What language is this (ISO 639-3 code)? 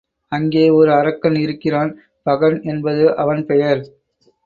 tam